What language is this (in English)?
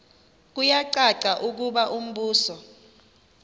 Xhosa